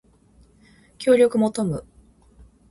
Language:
Japanese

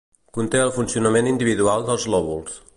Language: Catalan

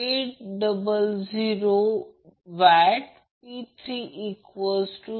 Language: Marathi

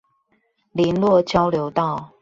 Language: Chinese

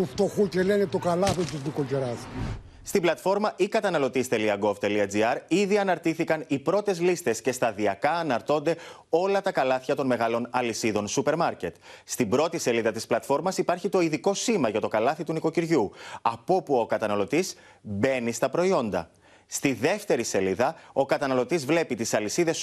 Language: Greek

